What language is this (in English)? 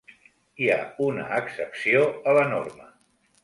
Catalan